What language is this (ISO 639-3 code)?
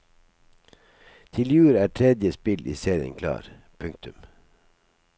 nor